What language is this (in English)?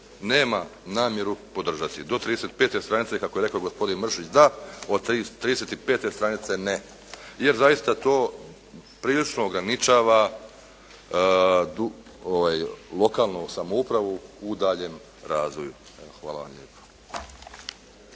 Croatian